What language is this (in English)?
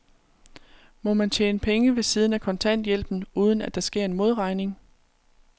Danish